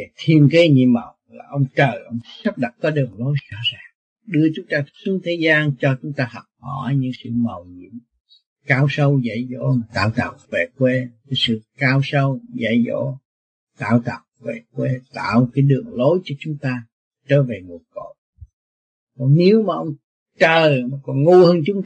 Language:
Vietnamese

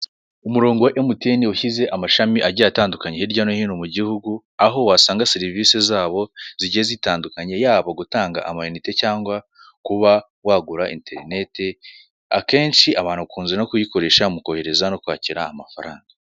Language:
Kinyarwanda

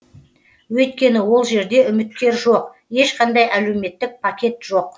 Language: Kazakh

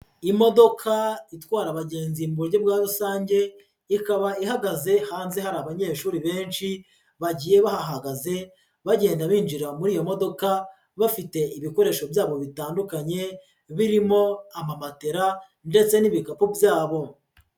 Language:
Kinyarwanda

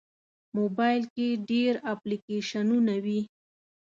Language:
Pashto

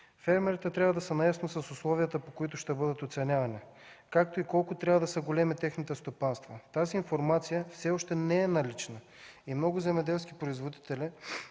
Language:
Bulgarian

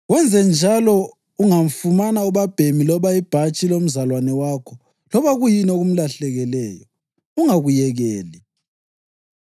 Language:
North Ndebele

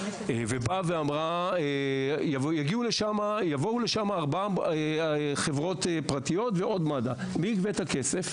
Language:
Hebrew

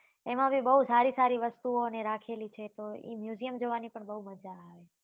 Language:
Gujarati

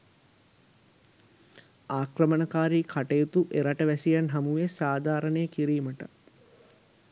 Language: Sinhala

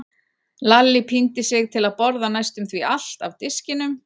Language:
Icelandic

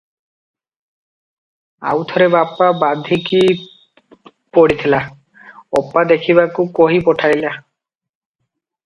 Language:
Odia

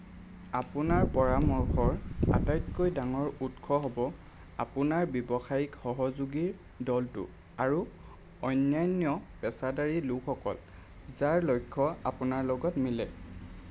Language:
Assamese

